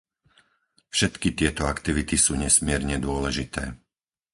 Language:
Slovak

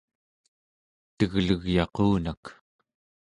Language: Central Yupik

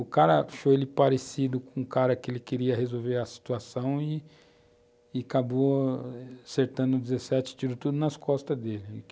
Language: Portuguese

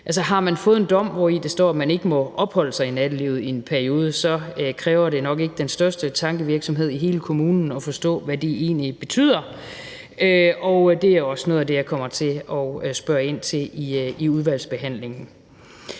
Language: Danish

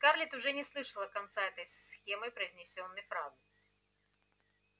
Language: Russian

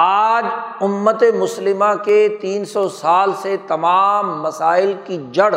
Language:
Urdu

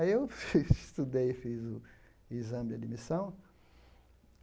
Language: Portuguese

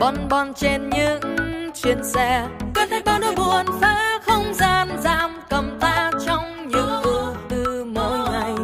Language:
Vietnamese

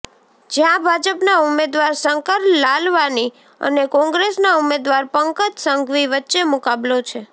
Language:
Gujarati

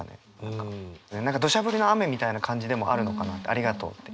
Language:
Japanese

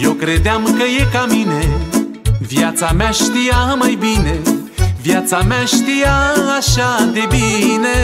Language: Romanian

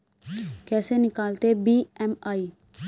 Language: Hindi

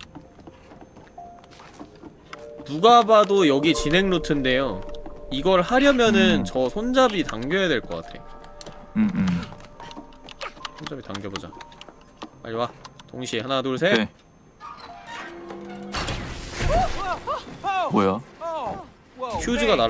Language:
Korean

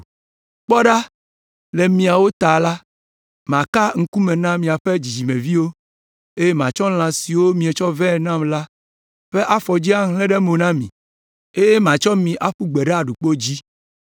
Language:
Ewe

